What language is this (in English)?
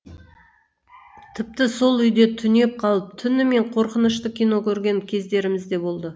Kazakh